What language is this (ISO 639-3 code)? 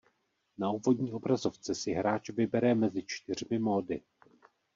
ces